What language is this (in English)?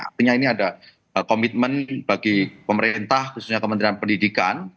Indonesian